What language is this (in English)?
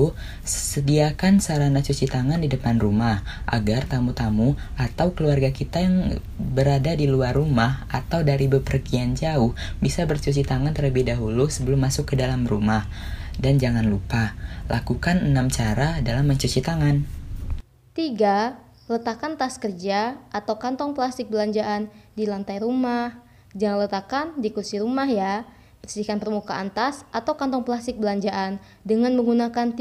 Indonesian